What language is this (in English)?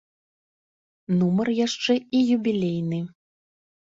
Belarusian